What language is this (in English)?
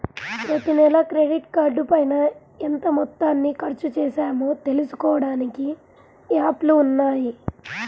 Telugu